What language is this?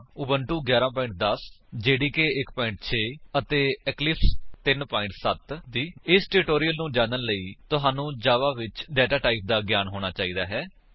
Punjabi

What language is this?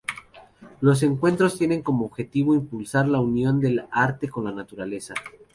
Spanish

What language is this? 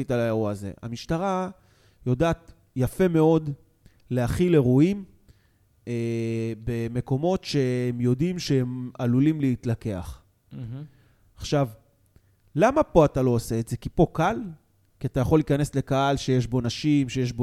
Hebrew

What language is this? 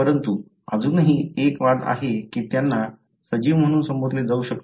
Marathi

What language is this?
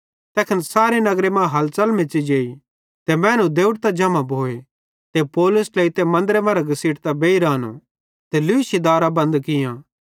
Bhadrawahi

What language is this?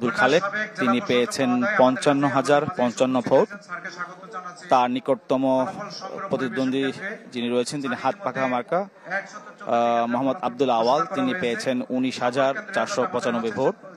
Romanian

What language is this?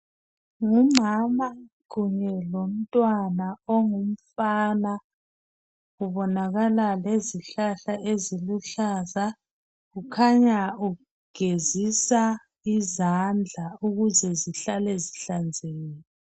North Ndebele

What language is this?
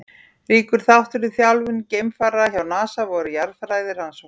Icelandic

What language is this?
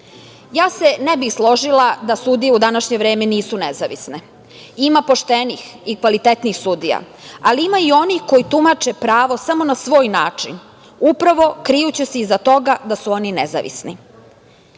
Serbian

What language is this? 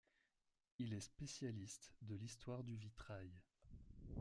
French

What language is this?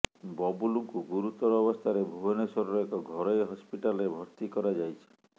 Odia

